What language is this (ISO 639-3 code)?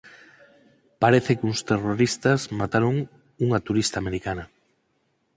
glg